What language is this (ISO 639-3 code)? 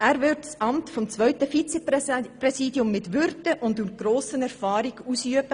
gsw